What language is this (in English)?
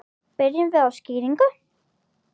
Icelandic